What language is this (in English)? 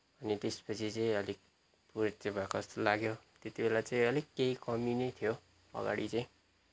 Nepali